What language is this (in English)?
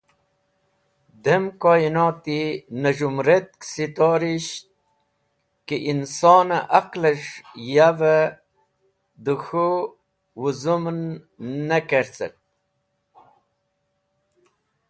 Wakhi